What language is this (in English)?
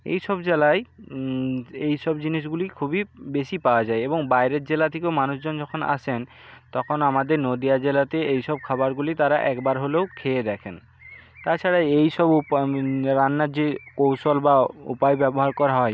Bangla